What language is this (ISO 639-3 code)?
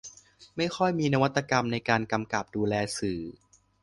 tha